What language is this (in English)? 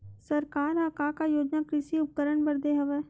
Chhattisgarhi